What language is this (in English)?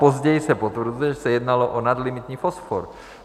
Czech